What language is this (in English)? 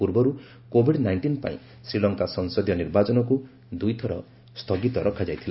Odia